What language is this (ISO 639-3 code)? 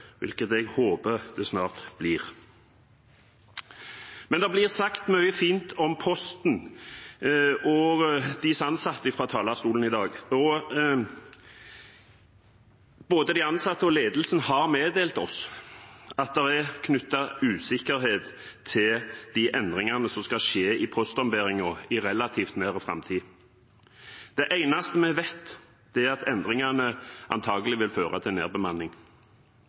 nob